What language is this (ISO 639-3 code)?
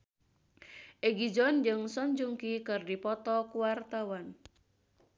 sun